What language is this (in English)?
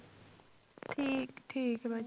Punjabi